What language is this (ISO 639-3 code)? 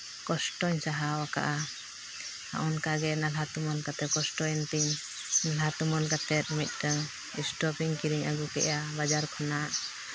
sat